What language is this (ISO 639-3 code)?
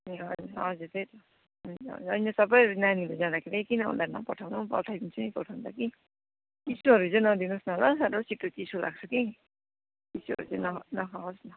nep